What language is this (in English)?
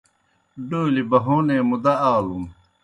Kohistani Shina